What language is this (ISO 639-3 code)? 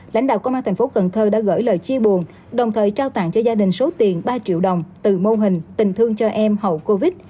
vie